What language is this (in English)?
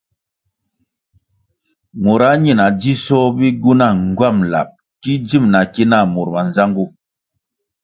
Kwasio